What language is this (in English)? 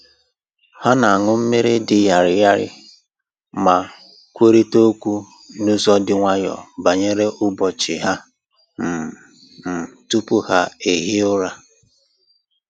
Igbo